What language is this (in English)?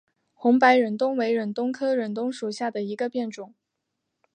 Chinese